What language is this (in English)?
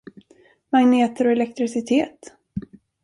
Swedish